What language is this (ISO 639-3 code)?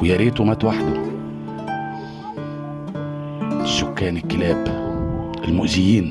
ara